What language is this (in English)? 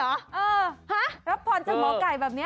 Thai